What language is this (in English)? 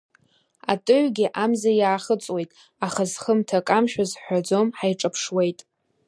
Abkhazian